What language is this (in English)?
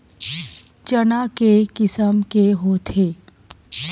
Chhattisgarhi